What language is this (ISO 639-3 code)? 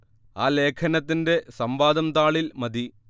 mal